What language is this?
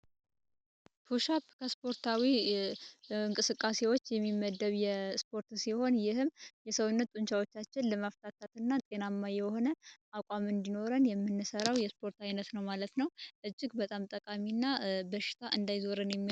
Amharic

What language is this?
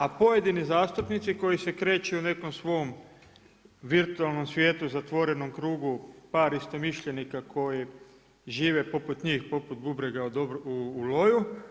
Croatian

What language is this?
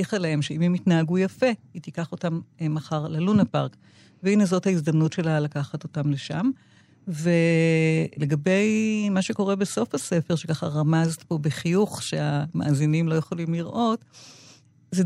Hebrew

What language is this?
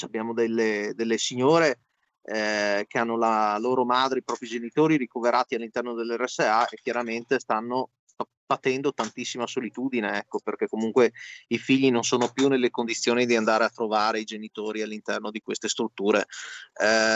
Italian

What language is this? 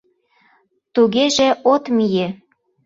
Mari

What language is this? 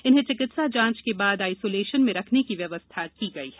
Hindi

